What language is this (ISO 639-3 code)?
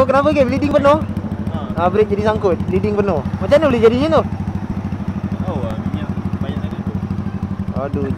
msa